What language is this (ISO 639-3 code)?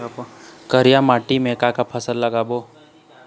hne